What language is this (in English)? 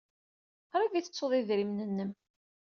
Kabyle